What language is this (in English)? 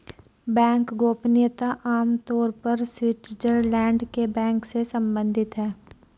Hindi